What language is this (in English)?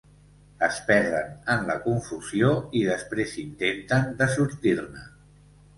Catalan